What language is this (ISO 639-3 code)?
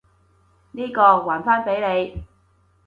yue